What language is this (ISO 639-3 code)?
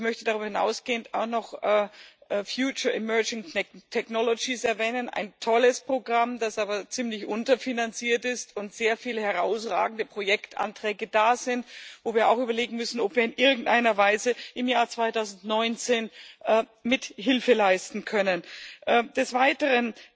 deu